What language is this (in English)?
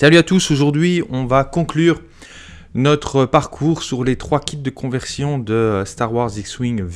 French